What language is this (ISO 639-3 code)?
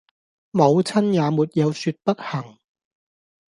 yue